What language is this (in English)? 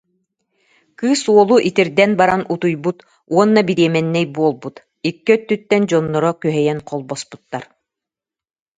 Yakut